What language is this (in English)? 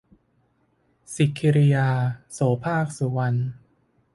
Thai